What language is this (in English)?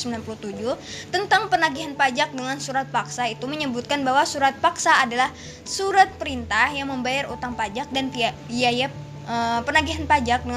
Indonesian